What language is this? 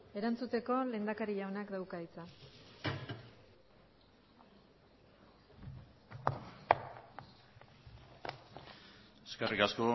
Basque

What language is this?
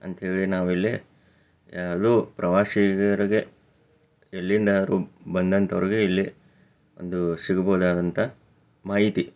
Kannada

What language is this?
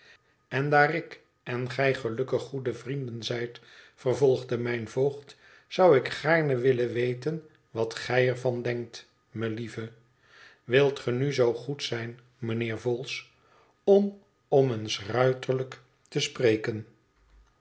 Dutch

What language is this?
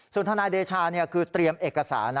Thai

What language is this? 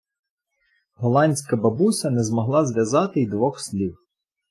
Ukrainian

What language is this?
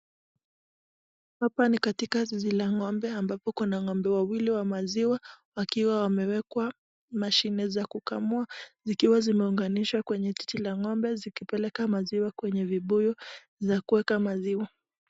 Swahili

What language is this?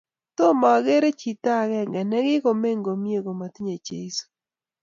Kalenjin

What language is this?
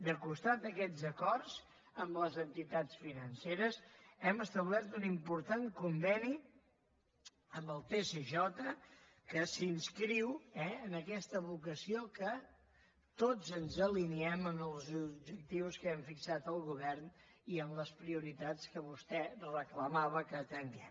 Catalan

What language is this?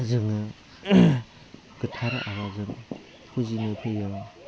Bodo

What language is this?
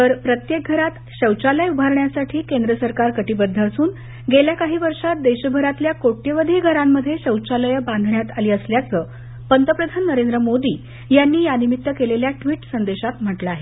Marathi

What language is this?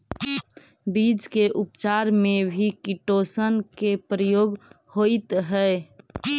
Magahi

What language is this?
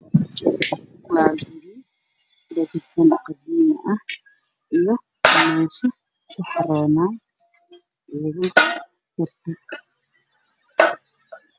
Somali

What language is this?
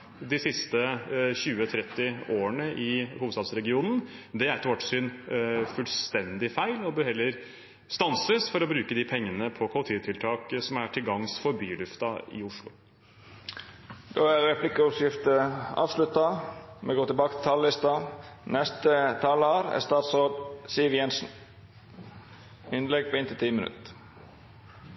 Norwegian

